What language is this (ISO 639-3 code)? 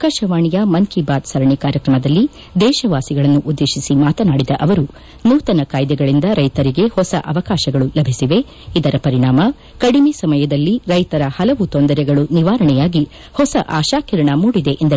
kan